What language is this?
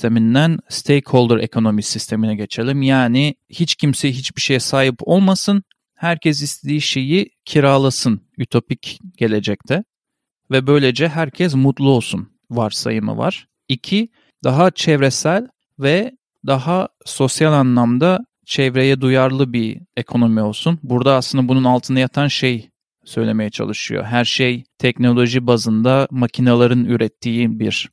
Turkish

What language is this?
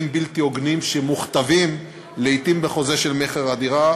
Hebrew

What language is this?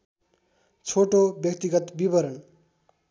Nepali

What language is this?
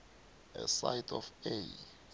South Ndebele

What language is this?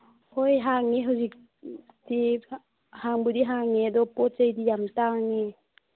Manipuri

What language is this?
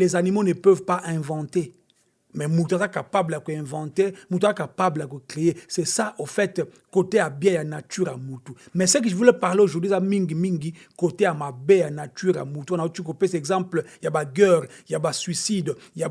French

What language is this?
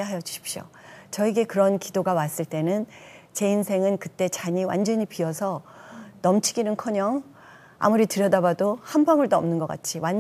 Korean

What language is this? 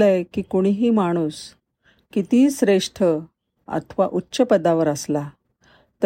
Marathi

